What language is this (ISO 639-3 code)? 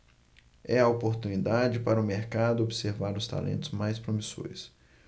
por